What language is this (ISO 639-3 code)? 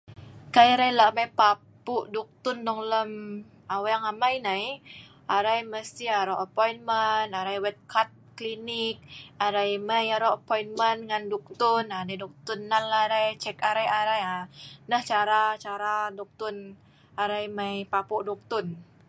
snv